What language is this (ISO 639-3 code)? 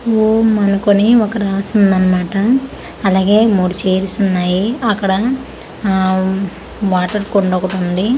tel